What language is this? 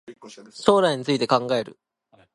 Japanese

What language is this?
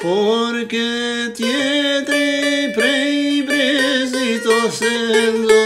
Romanian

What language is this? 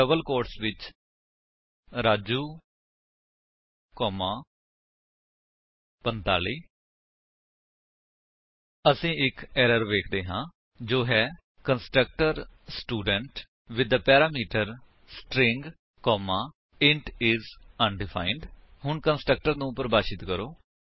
Punjabi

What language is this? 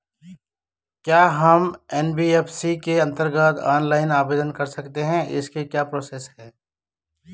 Hindi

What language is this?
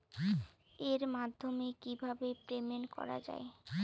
Bangla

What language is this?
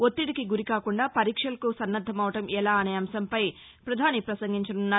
Telugu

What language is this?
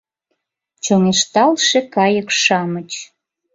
Mari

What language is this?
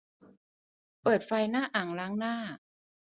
Thai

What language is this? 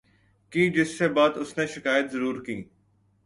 Urdu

